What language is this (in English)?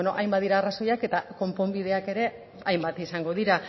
Basque